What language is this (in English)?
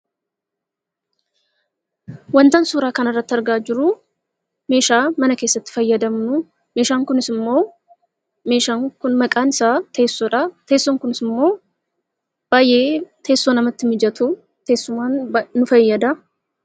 Oromo